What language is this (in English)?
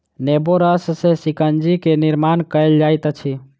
Maithili